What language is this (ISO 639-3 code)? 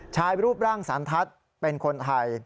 tha